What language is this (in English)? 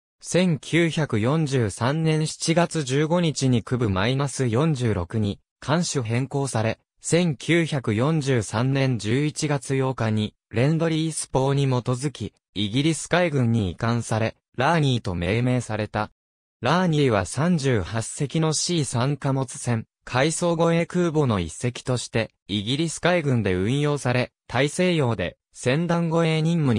Japanese